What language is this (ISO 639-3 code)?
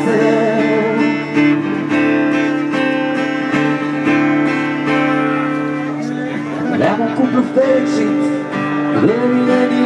ron